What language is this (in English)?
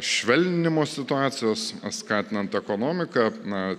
Lithuanian